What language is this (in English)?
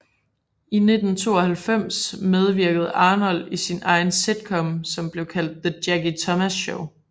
Danish